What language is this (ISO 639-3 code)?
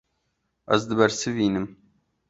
kur